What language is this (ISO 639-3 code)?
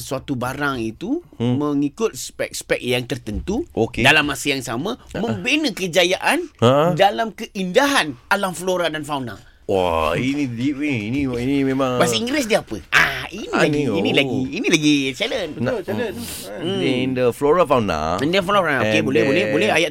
msa